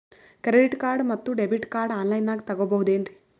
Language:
Kannada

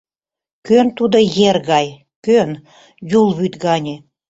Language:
Mari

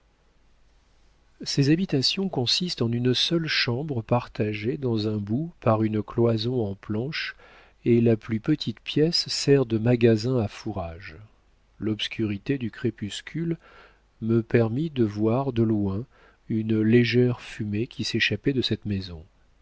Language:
French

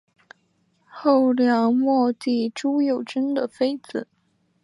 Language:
Chinese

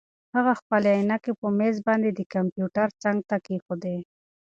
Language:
Pashto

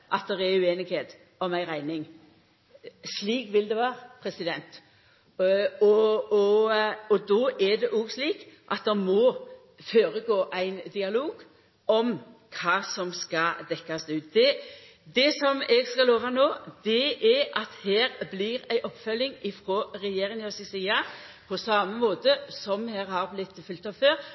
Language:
Norwegian Nynorsk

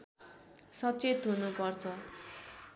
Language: Nepali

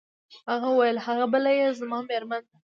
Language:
Pashto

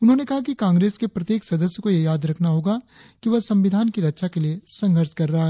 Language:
Hindi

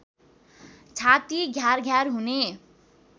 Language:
Nepali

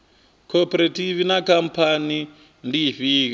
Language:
Venda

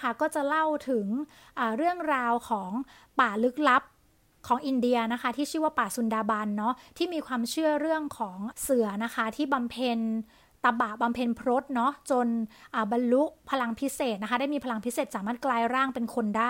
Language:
Thai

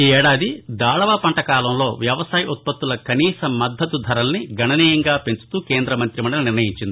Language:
Telugu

